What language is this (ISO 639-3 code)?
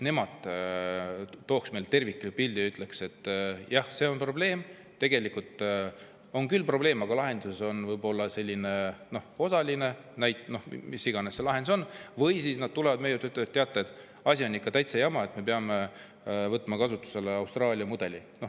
est